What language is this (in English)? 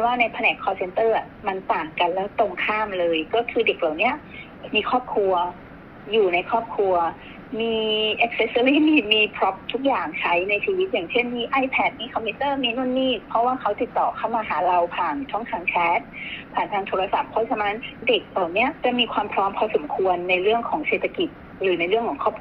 Thai